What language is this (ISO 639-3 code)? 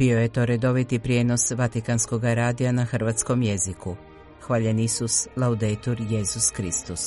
hrv